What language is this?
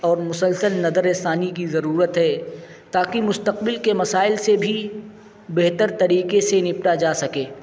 Urdu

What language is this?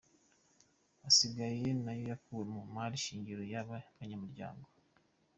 Kinyarwanda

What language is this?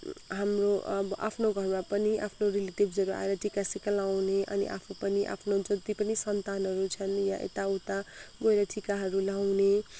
Nepali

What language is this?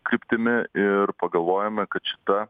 Lithuanian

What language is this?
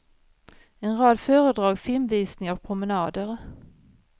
Swedish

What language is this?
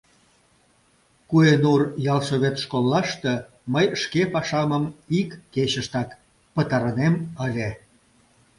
Mari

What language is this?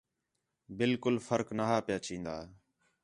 Khetrani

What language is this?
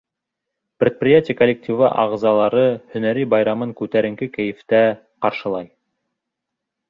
Bashkir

